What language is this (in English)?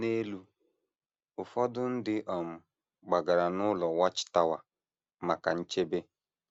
Igbo